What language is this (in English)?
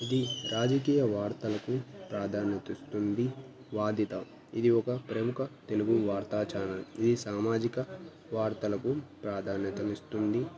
Telugu